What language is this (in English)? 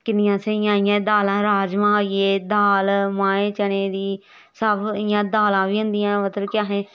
Dogri